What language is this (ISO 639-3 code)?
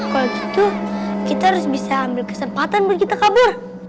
ind